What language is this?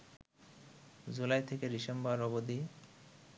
Bangla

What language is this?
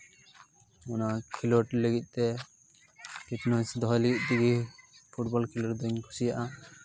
Santali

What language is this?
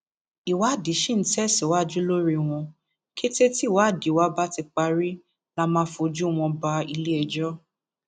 Yoruba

